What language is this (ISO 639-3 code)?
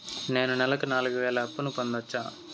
tel